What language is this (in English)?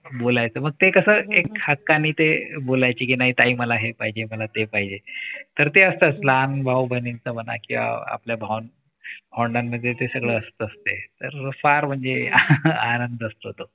Marathi